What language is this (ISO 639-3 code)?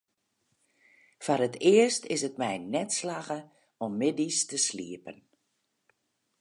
fry